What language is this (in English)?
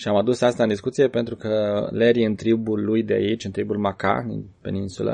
Romanian